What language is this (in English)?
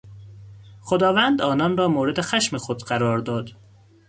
Persian